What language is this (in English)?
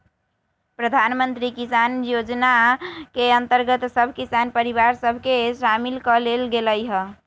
Magahi